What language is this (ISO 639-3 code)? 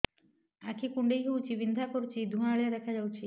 ori